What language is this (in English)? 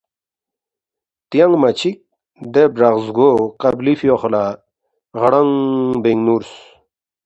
Balti